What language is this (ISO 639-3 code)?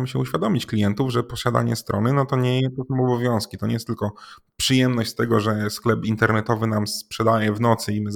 pol